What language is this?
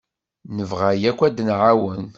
Kabyle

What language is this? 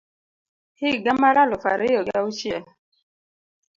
Luo (Kenya and Tanzania)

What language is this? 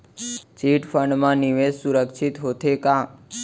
Chhattisgarhi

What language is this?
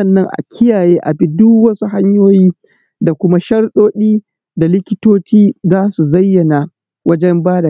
Hausa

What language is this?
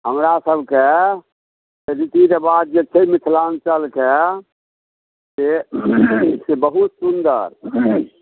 Maithili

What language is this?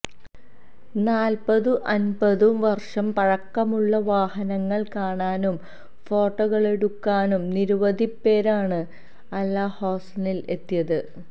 Malayalam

